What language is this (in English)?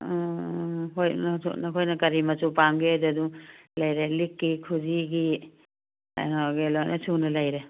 Manipuri